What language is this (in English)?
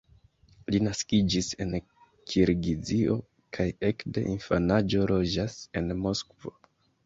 Esperanto